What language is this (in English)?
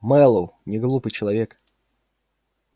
Russian